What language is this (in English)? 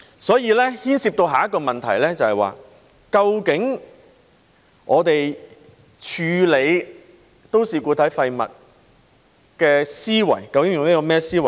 Cantonese